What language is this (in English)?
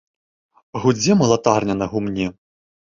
Belarusian